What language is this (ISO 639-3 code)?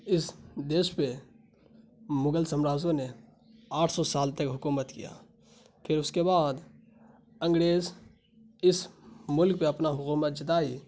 urd